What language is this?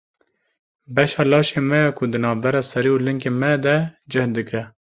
Kurdish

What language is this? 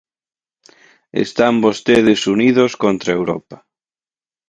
Galician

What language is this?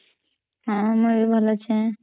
Odia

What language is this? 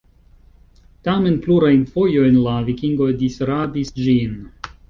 Esperanto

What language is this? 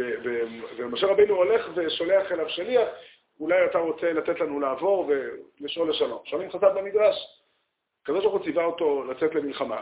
Hebrew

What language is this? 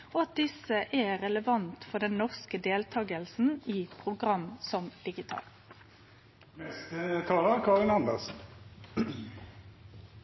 Norwegian Nynorsk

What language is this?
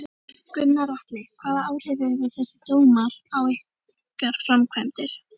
Icelandic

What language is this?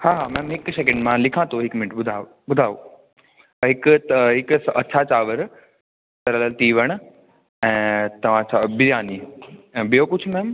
Sindhi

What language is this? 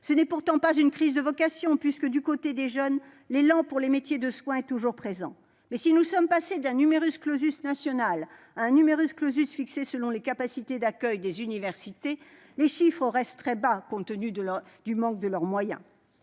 French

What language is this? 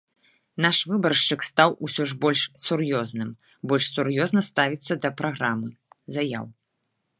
Belarusian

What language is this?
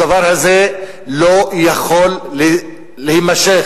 Hebrew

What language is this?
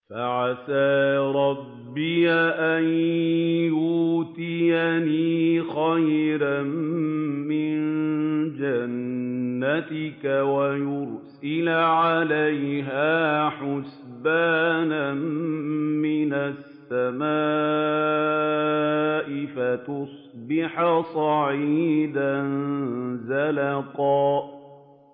Arabic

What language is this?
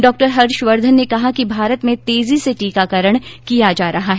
Hindi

